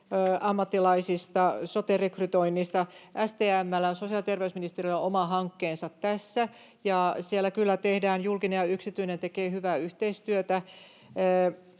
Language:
Finnish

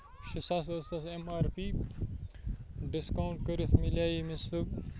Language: Kashmiri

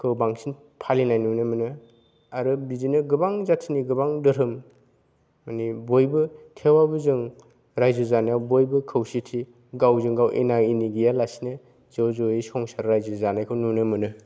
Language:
Bodo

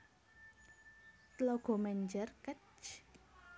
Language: Javanese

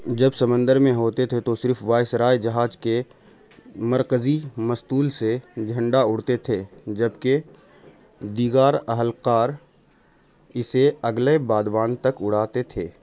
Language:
Urdu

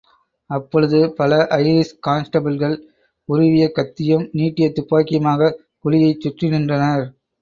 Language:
Tamil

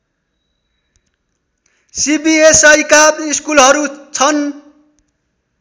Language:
Nepali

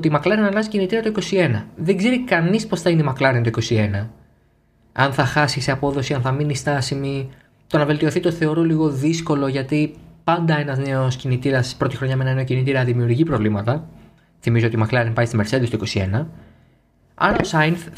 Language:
Greek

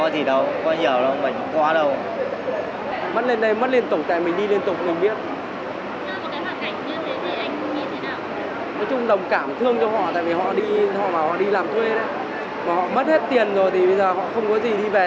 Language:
Vietnamese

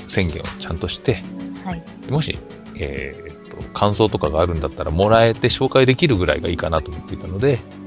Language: Japanese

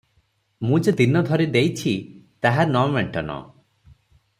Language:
Odia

